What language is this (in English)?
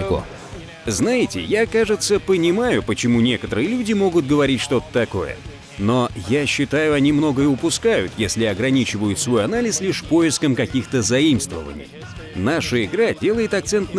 Russian